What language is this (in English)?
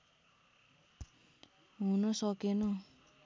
Nepali